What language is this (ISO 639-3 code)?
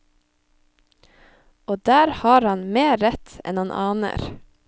nor